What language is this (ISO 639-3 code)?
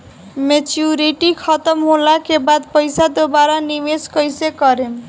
bho